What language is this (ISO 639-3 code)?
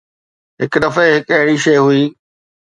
snd